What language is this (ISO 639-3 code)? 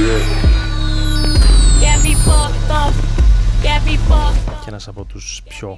ell